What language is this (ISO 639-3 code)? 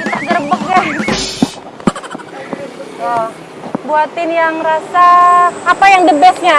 ind